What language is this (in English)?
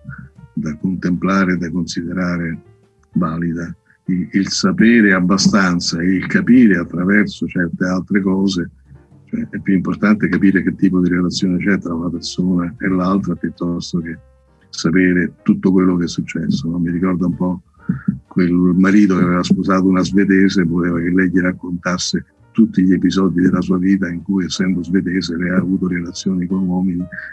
Italian